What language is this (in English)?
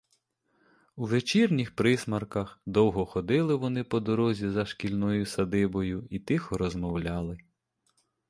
Ukrainian